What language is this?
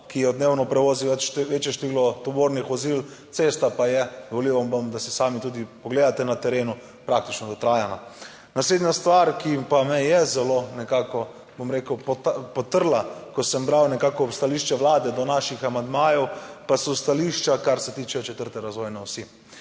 Slovenian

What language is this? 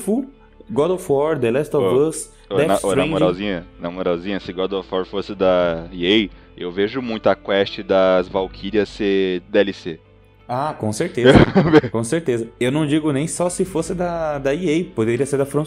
Portuguese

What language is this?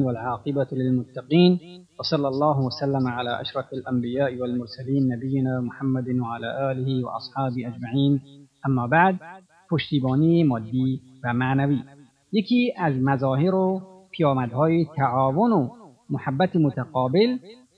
Persian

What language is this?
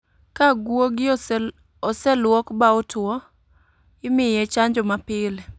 Luo (Kenya and Tanzania)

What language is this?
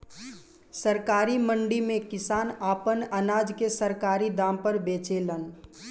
Bhojpuri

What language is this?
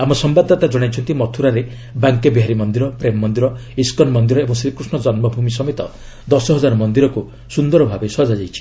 Odia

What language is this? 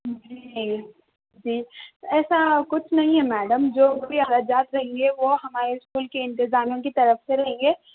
Urdu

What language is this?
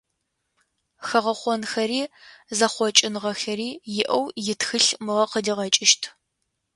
Adyghe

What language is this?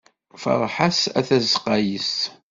Kabyle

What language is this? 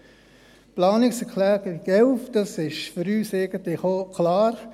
Swiss German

